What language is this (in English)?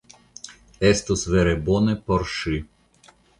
Esperanto